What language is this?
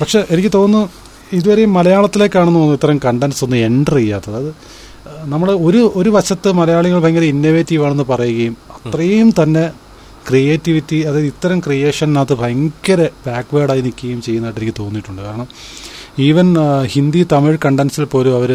Malayalam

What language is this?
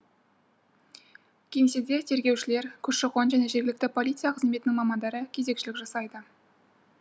Kazakh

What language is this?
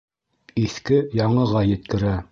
Bashkir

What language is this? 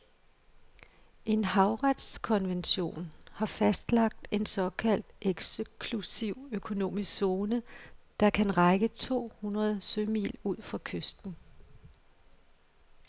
Danish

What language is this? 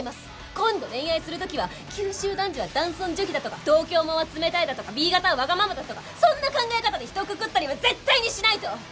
Japanese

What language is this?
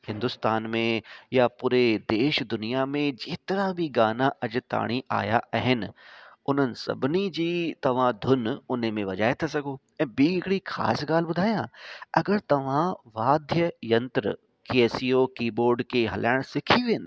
Sindhi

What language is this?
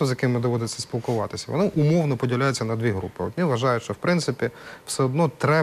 Ukrainian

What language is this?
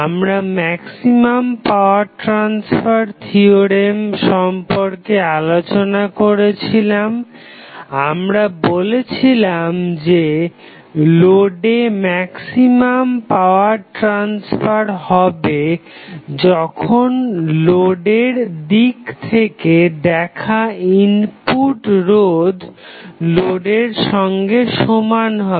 Bangla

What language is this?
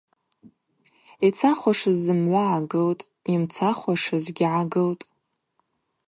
Abaza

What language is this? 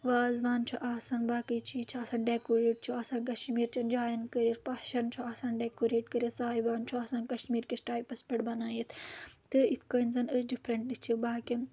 Kashmiri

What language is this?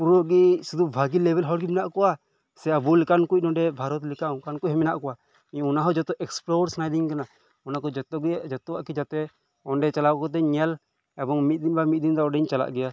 Santali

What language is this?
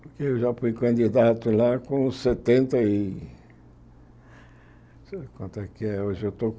Portuguese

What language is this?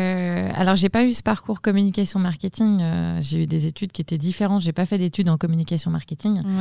French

